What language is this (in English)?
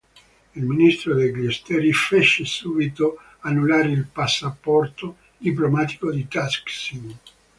Italian